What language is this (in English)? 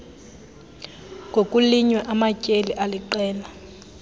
Xhosa